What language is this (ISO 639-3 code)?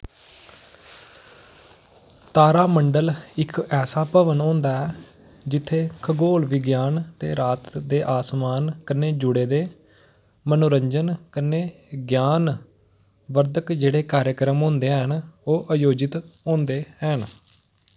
doi